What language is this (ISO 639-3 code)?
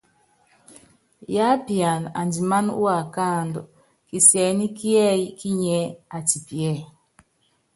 yav